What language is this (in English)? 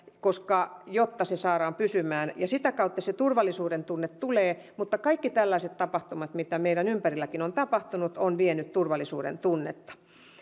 Finnish